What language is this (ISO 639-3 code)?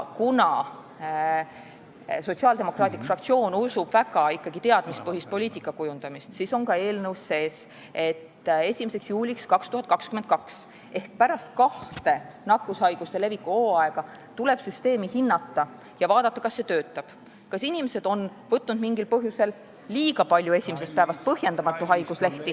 est